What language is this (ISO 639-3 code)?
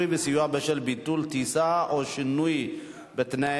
heb